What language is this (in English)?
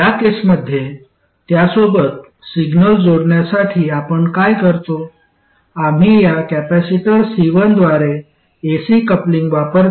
Marathi